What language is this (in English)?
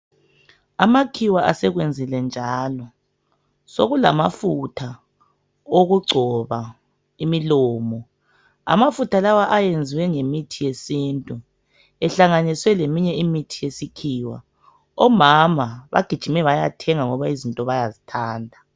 North Ndebele